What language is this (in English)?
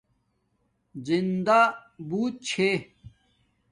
Domaaki